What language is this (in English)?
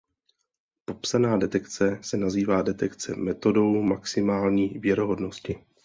Czech